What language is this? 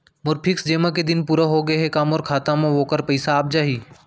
Chhattisgarhi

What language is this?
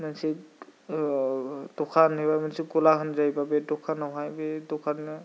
Bodo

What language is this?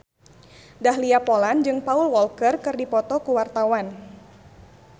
Sundanese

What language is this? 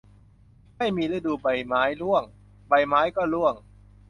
Thai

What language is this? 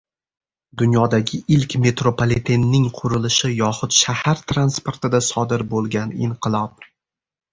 Uzbek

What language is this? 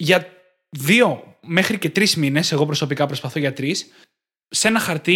Greek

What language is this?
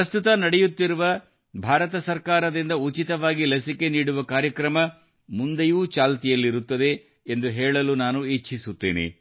Kannada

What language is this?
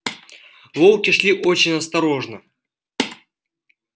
Russian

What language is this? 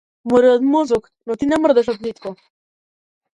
Macedonian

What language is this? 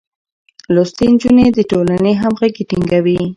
Pashto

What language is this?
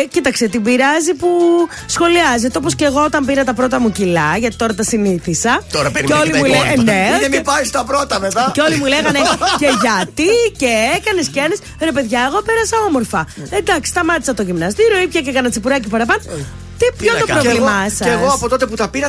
Greek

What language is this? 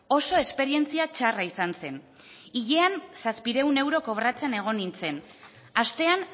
Basque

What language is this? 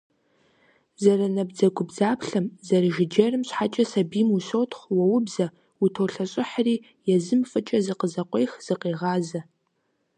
Kabardian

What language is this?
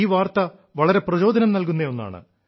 Malayalam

